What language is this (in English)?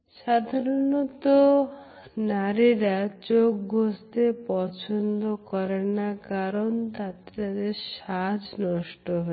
Bangla